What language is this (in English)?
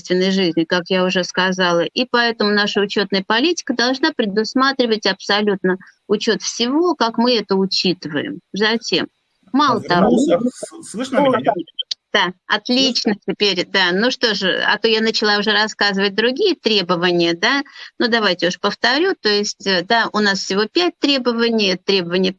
Russian